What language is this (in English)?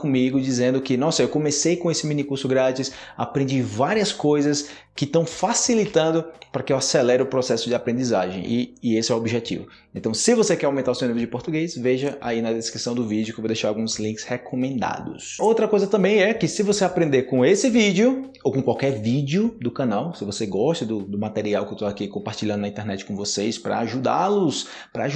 Portuguese